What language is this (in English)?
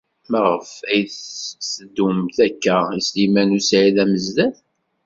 Kabyle